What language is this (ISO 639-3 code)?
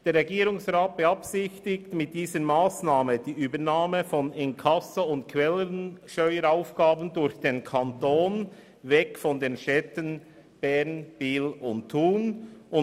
gsw